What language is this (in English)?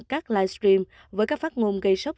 Vietnamese